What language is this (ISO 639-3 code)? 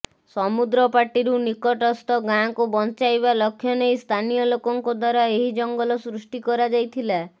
ori